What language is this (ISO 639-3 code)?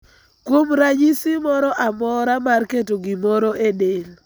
luo